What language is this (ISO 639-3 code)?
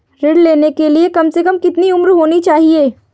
hin